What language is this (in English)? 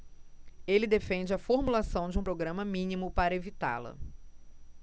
Portuguese